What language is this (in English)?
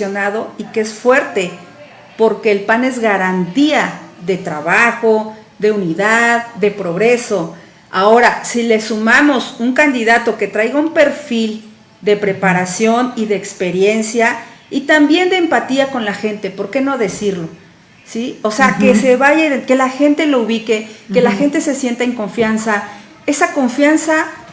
Spanish